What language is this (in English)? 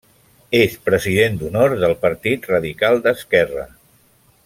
Catalan